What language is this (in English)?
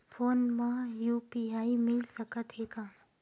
Chhattisgarhi